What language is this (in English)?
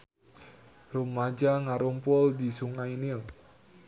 Sundanese